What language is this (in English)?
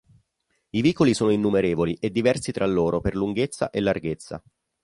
Italian